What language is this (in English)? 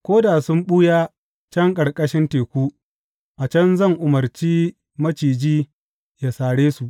Hausa